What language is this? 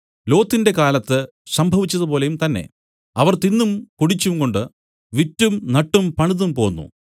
Malayalam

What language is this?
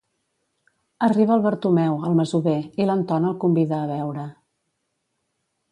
Catalan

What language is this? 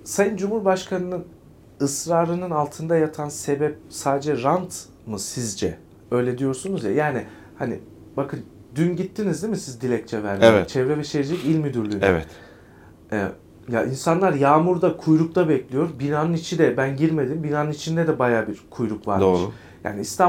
Turkish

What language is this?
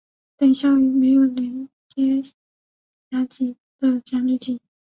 Chinese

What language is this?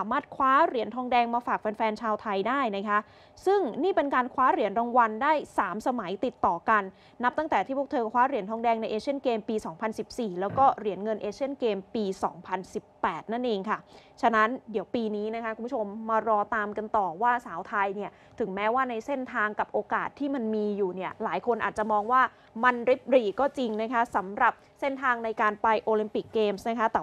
Thai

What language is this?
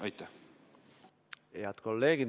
Estonian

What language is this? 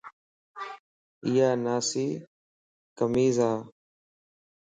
Lasi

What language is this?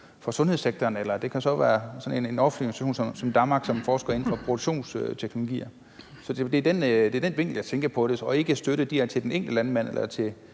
Danish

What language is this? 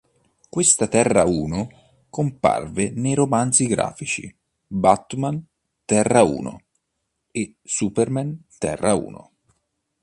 Italian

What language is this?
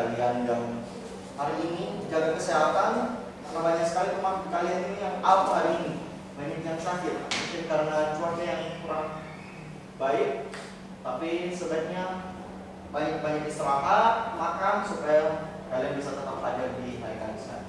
Indonesian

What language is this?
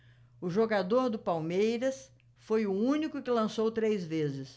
Portuguese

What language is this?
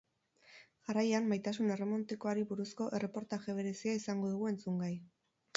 Basque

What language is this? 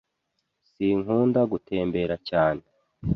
Kinyarwanda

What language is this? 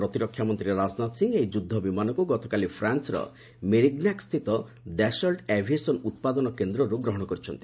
Odia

